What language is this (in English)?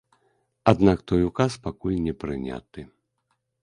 Belarusian